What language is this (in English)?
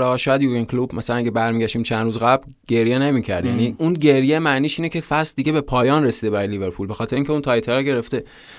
Persian